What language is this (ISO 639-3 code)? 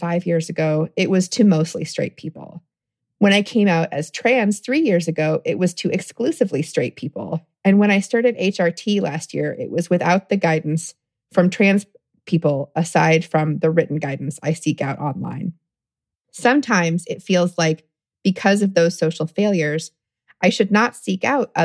eng